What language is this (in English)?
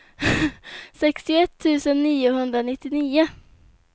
Swedish